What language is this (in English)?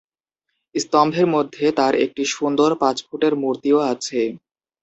Bangla